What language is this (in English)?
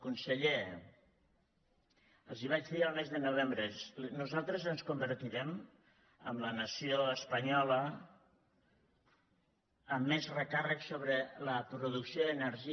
Catalan